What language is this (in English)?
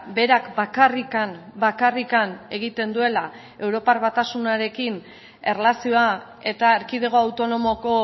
Basque